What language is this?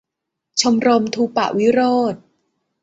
Thai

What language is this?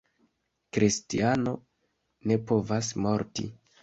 Esperanto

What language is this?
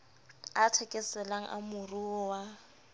Southern Sotho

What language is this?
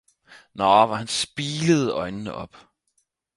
Danish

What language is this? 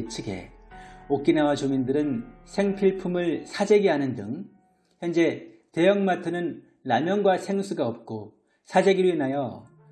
Korean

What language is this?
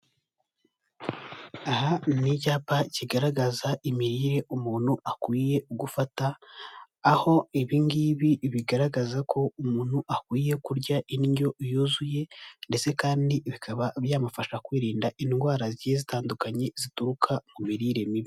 Kinyarwanda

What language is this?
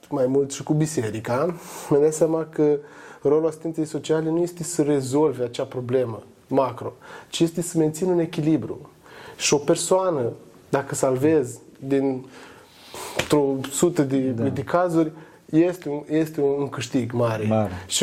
Romanian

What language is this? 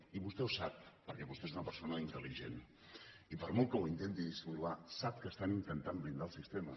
Catalan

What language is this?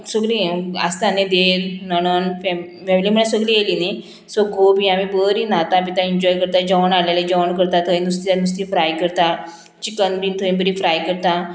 Konkani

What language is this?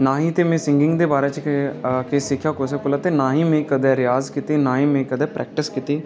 Dogri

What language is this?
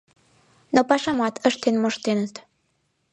Mari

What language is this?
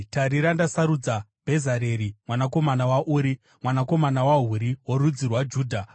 Shona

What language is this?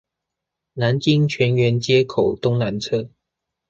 Chinese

